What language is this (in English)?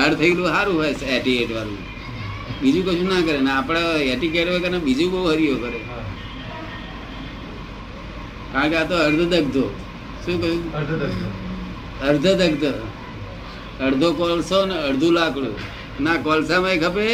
Gujarati